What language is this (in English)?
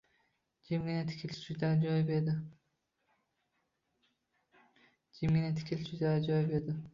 Uzbek